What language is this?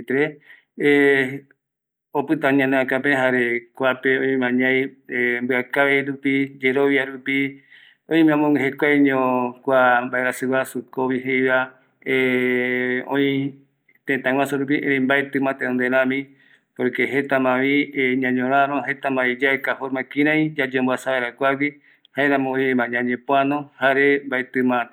Eastern Bolivian Guaraní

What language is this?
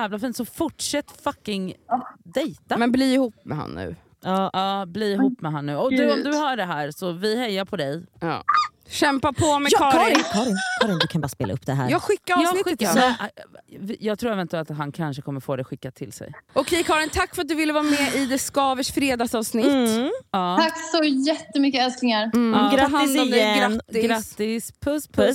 Swedish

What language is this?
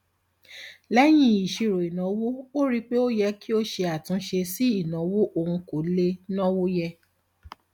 Yoruba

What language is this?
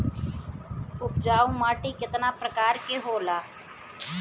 Bhojpuri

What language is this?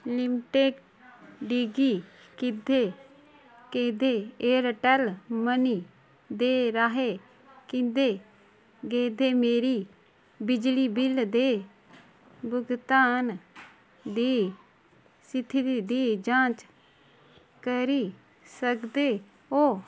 Dogri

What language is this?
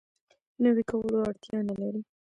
Pashto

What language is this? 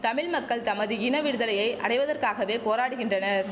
Tamil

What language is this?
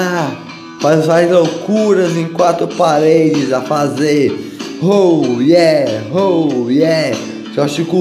Portuguese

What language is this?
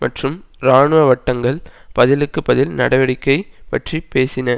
Tamil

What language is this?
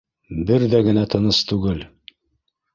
Bashkir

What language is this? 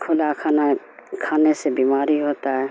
Urdu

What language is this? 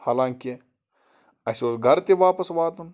Kashmiri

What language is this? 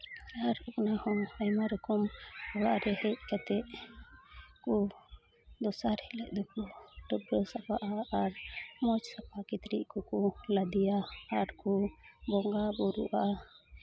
Santali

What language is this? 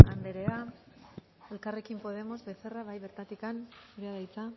Basque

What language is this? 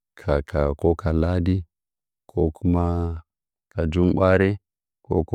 Nzanyi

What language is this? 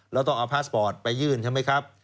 Thai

